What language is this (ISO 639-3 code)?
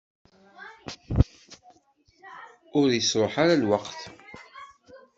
kab